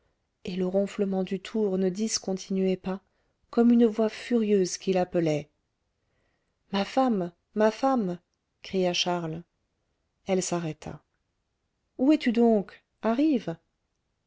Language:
French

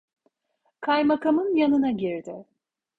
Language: Turkish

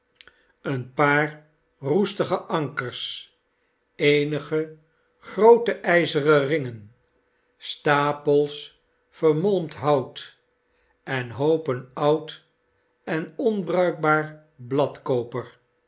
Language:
Dutch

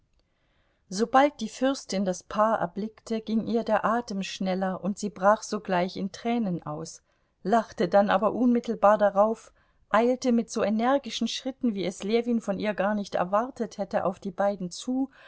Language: German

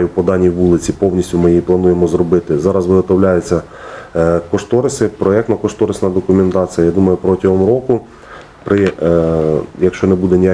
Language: Ukrainian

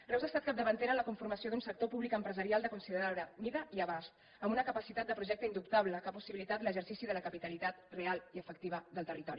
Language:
Catalan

